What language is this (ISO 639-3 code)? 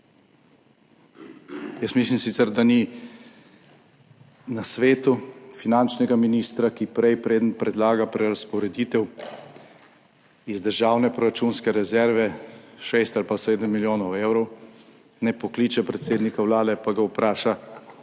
slv